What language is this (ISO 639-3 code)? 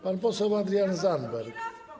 pol